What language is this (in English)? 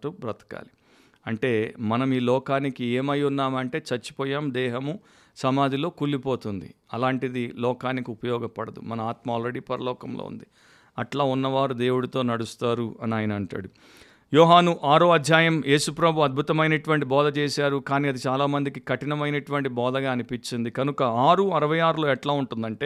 Telugu